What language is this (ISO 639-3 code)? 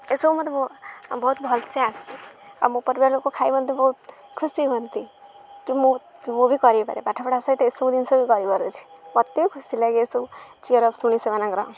ori